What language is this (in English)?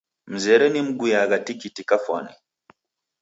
Taita